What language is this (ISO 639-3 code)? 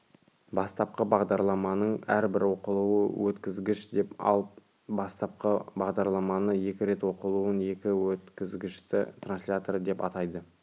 kaz